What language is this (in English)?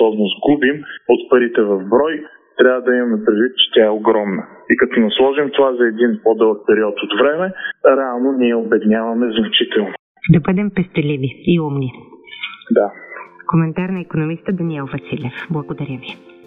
Bulgarian